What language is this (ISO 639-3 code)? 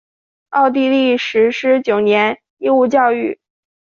zho